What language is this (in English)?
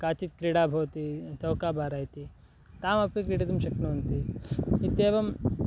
Sanskrit